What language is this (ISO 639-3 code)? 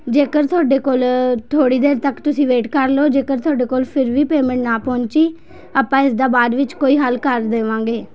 pan